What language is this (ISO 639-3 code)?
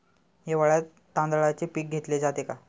mar